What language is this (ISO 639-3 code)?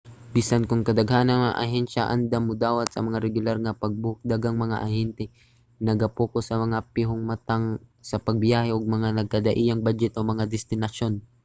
ceb